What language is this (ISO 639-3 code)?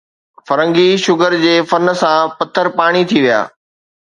snd